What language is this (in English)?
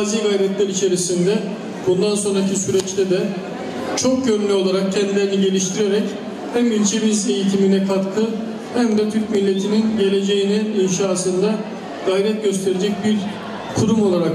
Turkish